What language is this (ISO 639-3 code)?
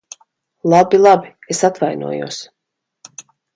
lav